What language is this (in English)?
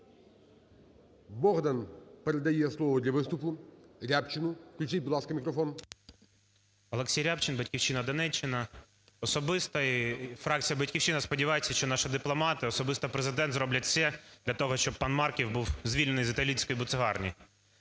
Ukrainian